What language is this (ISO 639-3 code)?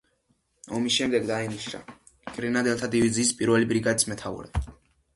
kat